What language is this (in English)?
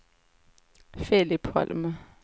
Swedish